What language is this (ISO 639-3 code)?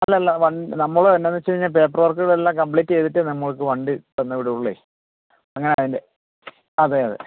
mal